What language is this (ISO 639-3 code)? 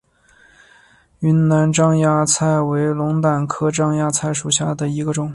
zho